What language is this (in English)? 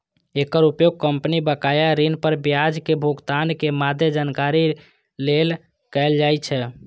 Maithili